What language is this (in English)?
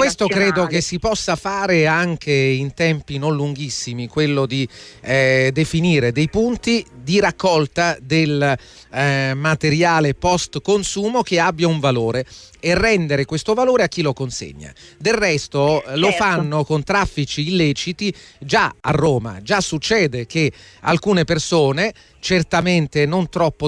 Italian